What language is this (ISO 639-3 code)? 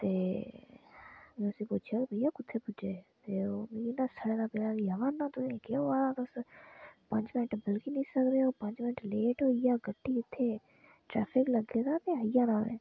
doi